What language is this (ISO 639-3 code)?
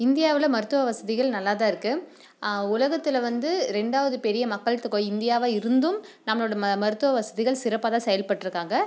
tam